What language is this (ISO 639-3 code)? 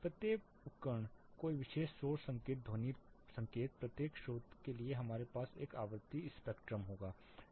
hin